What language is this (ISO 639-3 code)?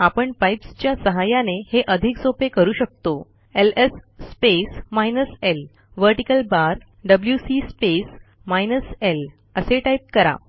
mar